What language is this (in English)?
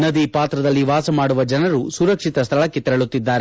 Kannada